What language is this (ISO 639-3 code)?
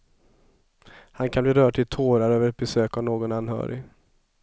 swe